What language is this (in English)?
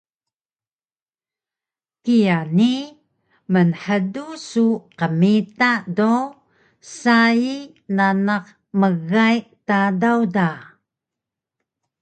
Taroko